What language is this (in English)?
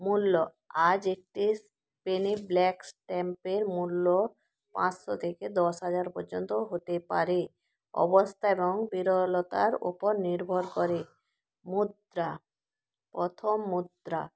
Bangla